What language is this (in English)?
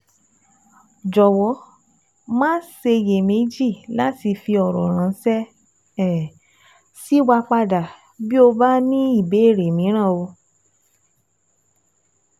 Yoruba